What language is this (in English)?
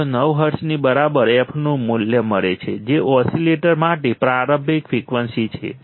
Gujarati